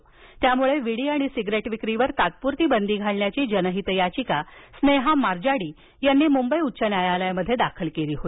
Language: Marathi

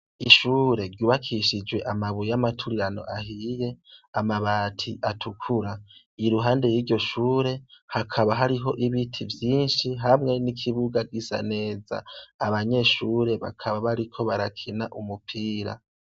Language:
Rundi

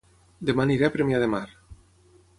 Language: Catalan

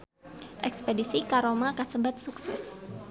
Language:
Sundanese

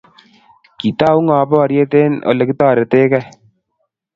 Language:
Kalenjin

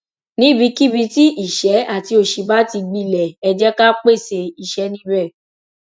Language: Yoruba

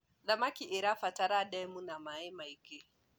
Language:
Kikuyu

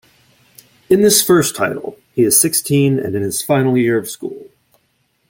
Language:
English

